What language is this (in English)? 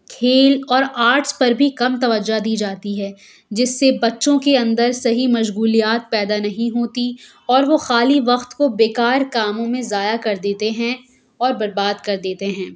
Urdu